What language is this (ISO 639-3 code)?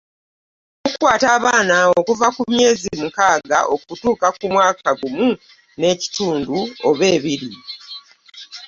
lug